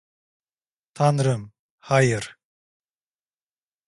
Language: Turkish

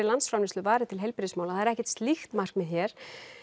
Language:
Icelandic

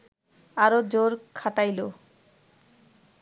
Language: Bangla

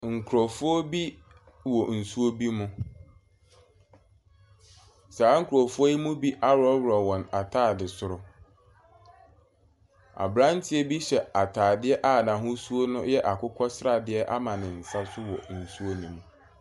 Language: Akan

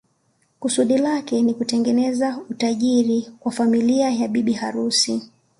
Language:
Swahili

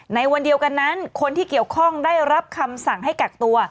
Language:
Thai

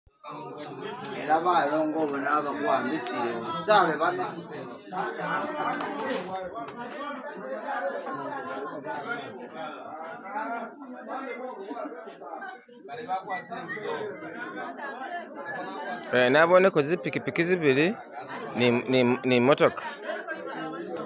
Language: Masaaba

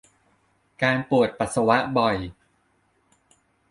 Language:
Thai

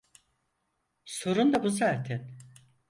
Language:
Turkish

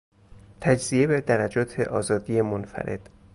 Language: Persian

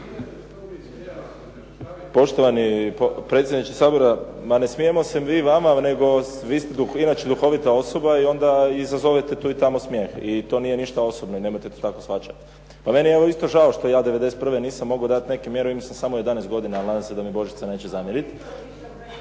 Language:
Croatian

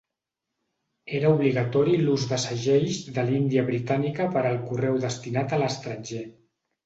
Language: Catalan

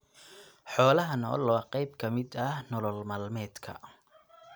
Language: Somali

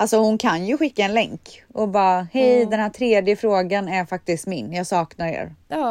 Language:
Swedish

